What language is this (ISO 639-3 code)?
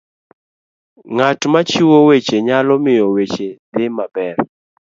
luo